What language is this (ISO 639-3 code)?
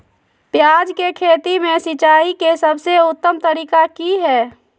mag